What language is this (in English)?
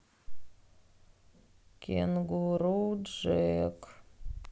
Russian